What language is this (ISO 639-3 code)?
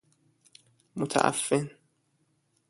fas